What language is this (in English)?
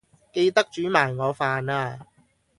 Cantonese